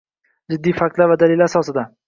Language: Uzbek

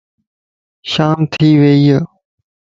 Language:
Lasi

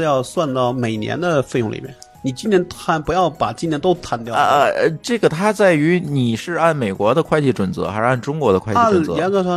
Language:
Chinese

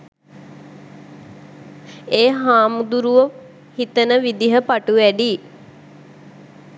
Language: Sinhala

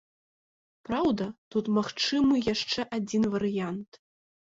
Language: Belarusian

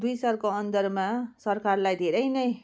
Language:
Nepali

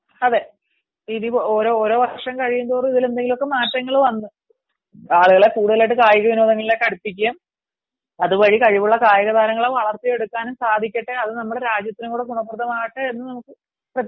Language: Malayalam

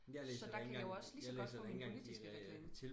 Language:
Danish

